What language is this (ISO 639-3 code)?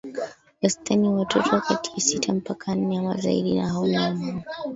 swa